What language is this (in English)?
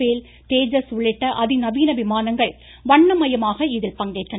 Tamil